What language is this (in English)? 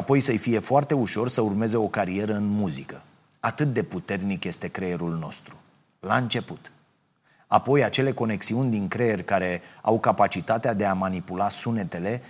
Romanian